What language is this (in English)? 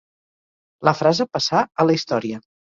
Catalan